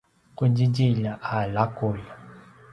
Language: Paiwan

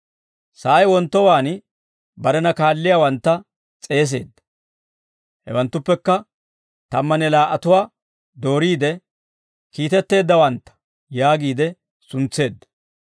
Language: Dawro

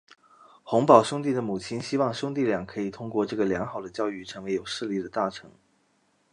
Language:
Chinese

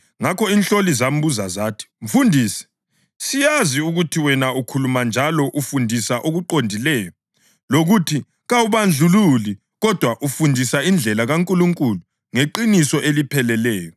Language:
North Ndebele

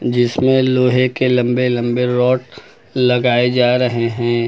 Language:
Hindi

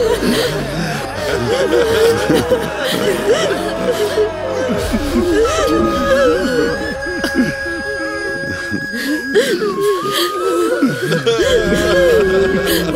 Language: Arabic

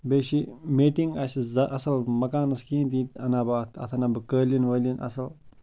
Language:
Kashmiri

